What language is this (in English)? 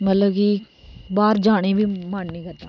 Dogri